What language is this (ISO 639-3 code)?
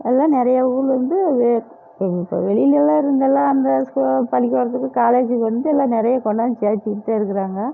tam